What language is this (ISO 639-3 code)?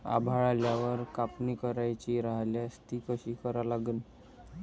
mar